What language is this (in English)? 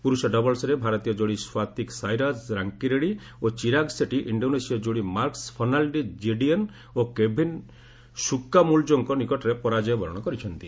Odia